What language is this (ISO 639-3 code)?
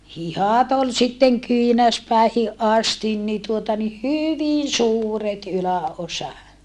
fin